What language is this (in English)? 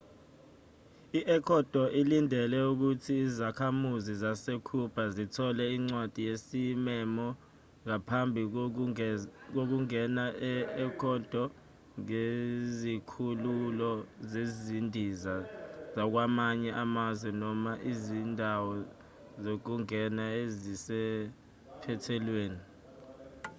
Zulu